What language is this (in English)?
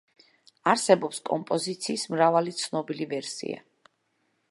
Georgian